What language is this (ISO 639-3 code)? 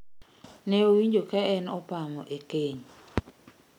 luo